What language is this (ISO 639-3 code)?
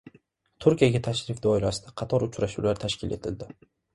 uzb